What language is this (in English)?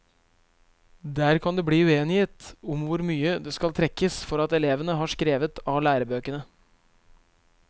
Norwegian